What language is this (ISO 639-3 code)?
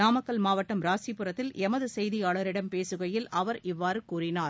tam